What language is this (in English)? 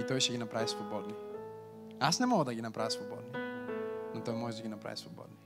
Bulgarian